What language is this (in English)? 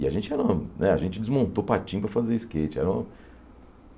Portuguese